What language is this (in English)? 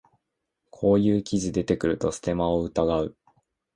Japanese